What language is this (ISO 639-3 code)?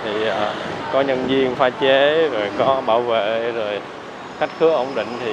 vie